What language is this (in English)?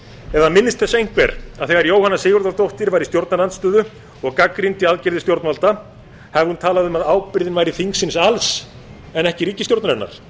Icelandic